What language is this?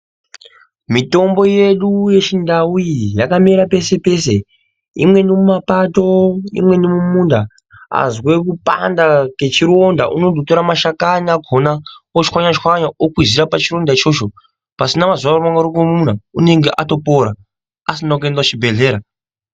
Ndau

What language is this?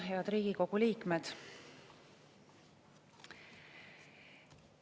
Estonian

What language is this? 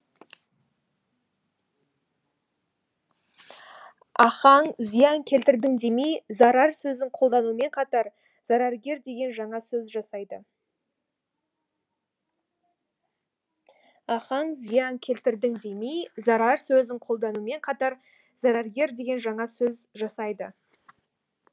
Kazakh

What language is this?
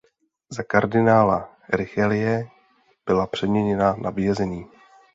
Czech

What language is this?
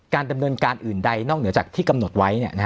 Thai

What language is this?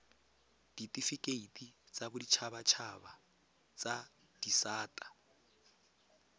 Tswana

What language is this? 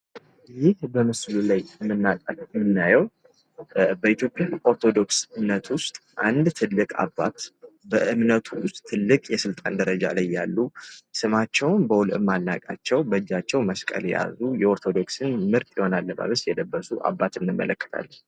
Amharic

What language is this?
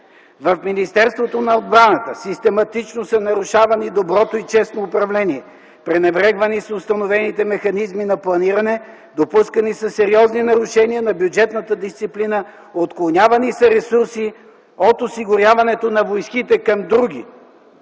Bulgarian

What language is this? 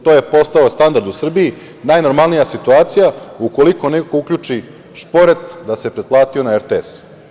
Serbian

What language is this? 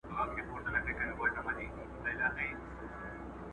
Pashto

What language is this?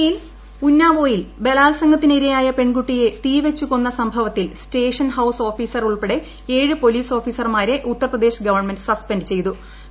Malayalam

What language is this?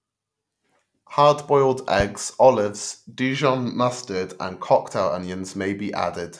English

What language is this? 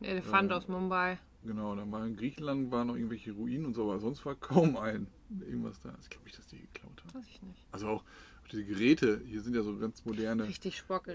German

